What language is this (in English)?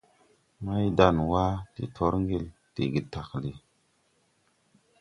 Tupuri